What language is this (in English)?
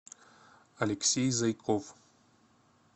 Russian